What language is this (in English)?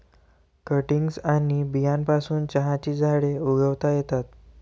Marathi